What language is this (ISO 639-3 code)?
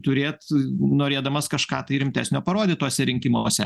lit